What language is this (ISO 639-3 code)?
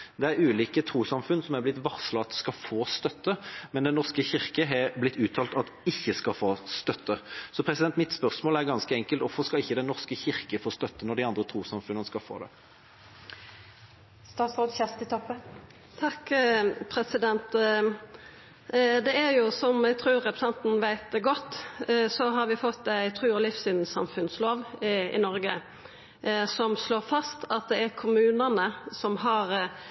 nor